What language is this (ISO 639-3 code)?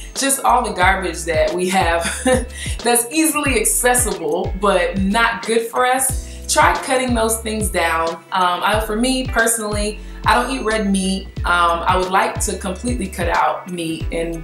eng